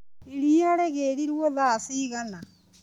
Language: Kikuyu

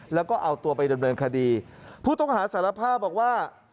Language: Thai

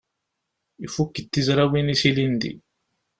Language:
Kabyle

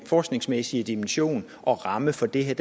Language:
Danish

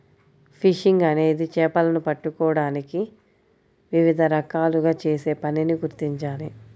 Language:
Telugu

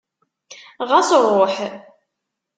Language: Kabyle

